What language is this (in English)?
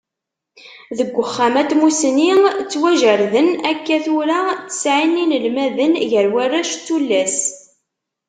Kabyle